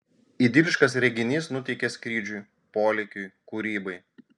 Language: Lithuanian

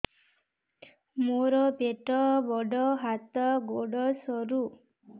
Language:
Odia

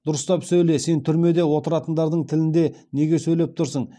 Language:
Kazakh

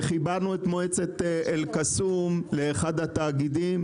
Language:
Hebrew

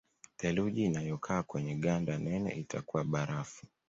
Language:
Swahili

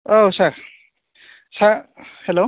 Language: Bodo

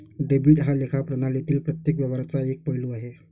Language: Marathi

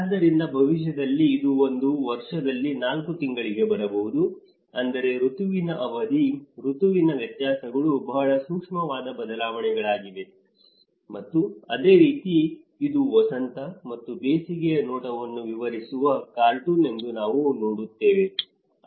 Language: Kannada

